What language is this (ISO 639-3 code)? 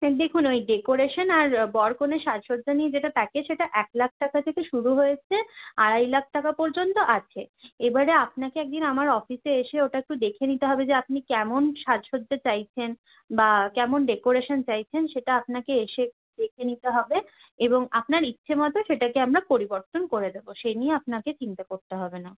ben